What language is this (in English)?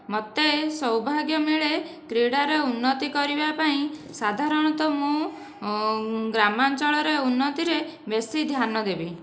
Odia